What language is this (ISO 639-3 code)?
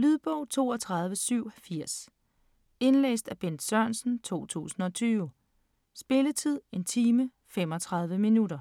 dan